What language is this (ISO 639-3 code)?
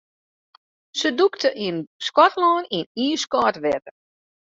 fry